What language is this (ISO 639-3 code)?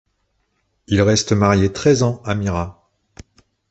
fra